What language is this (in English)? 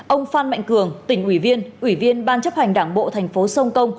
Vietnamese